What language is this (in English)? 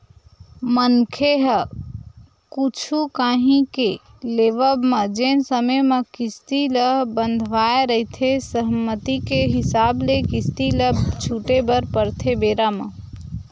Chhattisgarhi